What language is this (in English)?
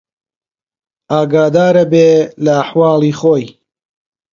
Central Kurdish